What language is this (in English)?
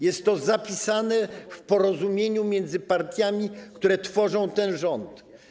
Polish